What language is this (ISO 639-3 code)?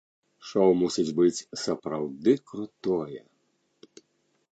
bel